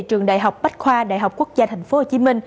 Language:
Vietnamese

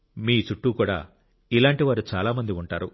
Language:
Telugu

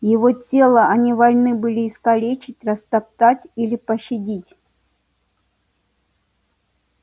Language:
Russian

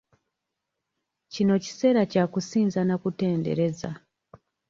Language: Ganda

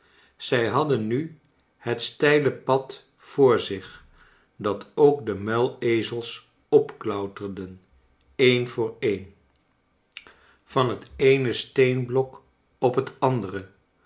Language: Dutch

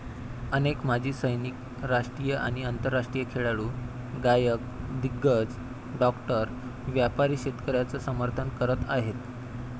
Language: Marathi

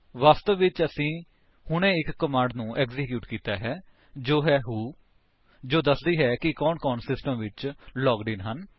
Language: Punjabi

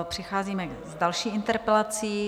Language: Czech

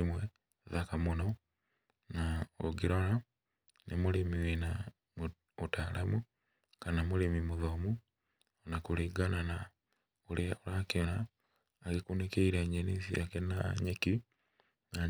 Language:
Kikuyu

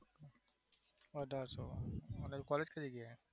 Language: Gujarati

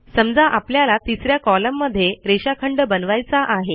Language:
Marathi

